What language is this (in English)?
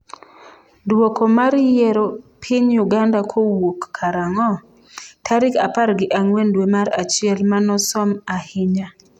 Luo (Kenya and Tanzania)